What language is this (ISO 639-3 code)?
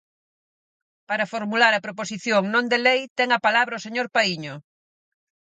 glg